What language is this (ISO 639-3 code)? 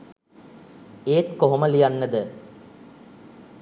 sin